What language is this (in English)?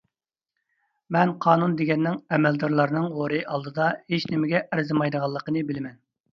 Uyghur